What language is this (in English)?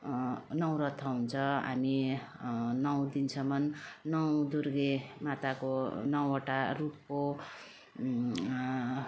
Nepali